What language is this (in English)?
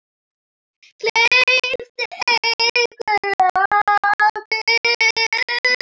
Icelandic